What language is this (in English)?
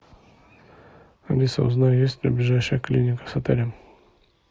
Russian